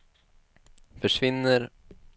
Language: Swedish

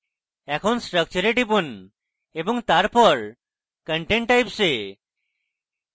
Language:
Bangla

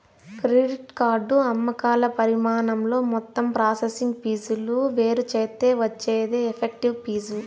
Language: Telugu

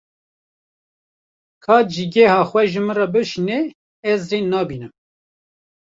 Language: Kurdish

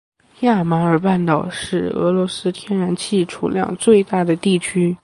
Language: Chinese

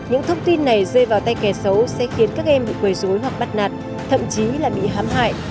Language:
Vietnamese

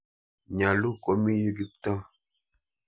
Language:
Kalenjin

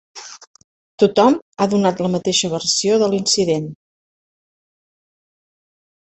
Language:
Catalan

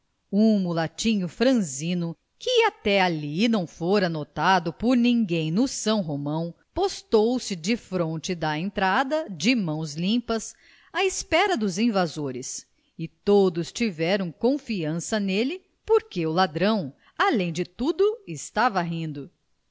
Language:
Portuguese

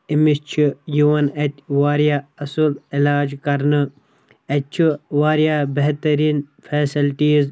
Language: Kashmiri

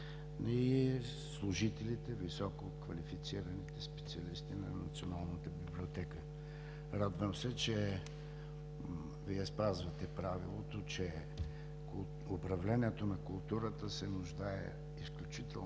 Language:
Bulgarian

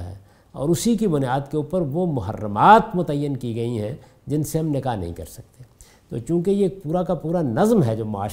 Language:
Urdu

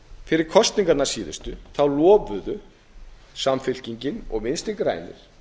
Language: Icelandic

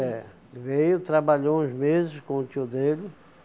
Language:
Portuguese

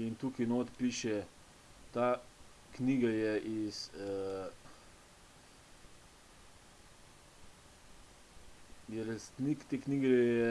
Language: Slovenian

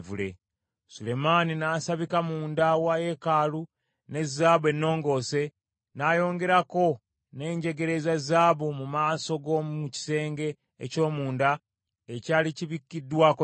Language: Ganda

